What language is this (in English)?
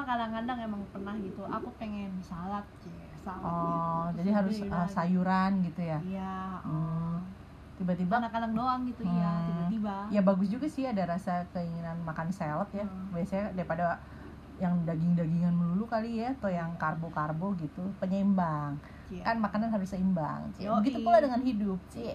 Indonesian